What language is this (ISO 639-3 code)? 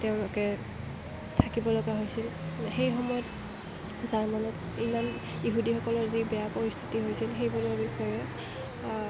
asm